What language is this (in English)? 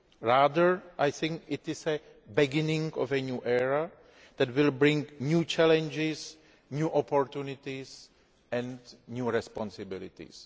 English